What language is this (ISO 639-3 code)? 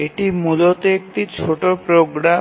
ben